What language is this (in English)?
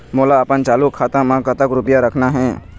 Chhattisgarhi